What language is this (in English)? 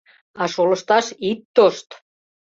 Mari